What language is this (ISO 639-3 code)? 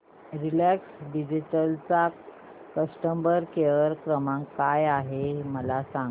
mar